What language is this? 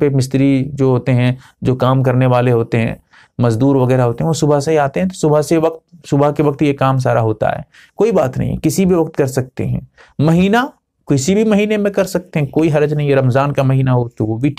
Hindi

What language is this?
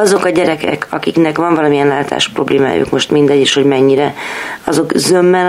Hungarian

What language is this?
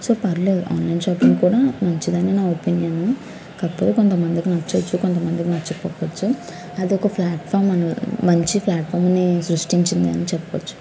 Telugu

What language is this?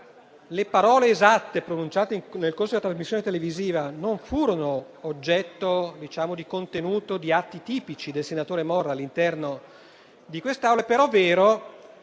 Italian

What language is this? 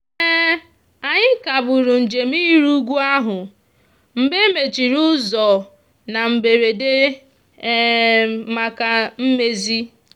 Igbo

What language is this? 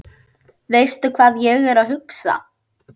Icelandic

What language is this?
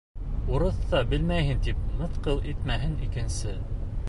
Bashkir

